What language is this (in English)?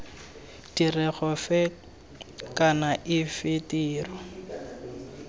Tswana